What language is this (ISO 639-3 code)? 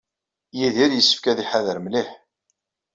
kab